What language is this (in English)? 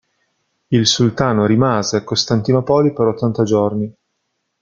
Italian